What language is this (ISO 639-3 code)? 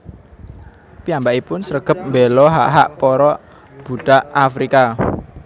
jav